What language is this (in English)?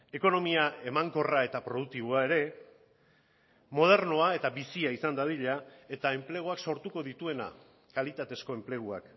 Basque